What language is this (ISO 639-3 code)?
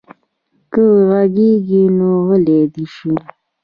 pus